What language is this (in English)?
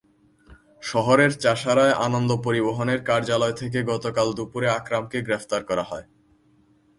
Bangla